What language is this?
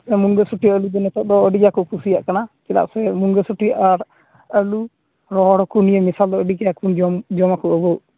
Santali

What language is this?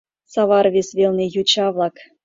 Mari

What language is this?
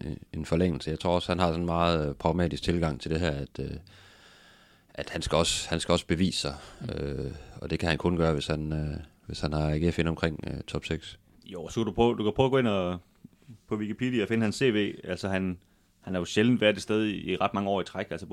Danish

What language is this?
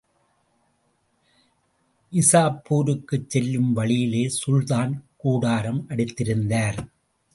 Tamil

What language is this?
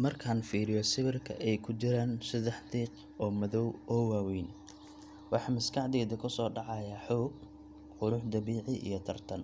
Somali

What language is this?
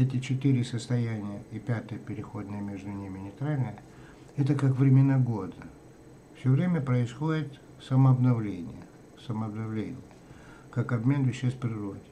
Russian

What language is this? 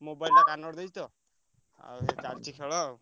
Odia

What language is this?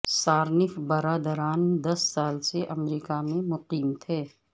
Urdu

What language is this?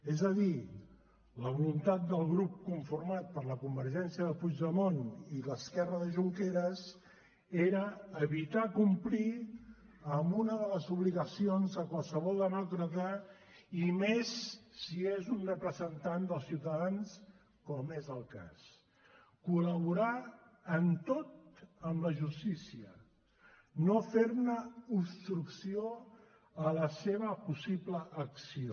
Catalan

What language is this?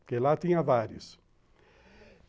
Portuguese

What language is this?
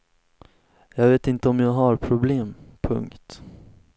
Swedish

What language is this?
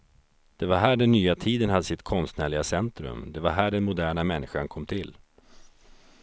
Swedish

